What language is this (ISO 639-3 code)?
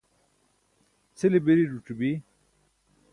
bsk